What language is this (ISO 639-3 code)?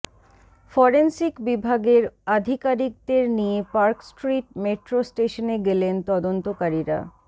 ben